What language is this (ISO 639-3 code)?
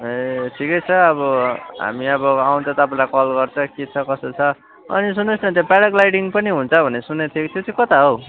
nep